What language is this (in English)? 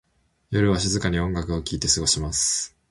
Japanese